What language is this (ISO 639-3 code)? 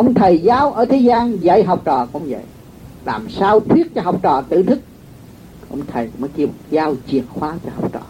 vie